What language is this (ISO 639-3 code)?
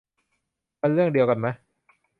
tha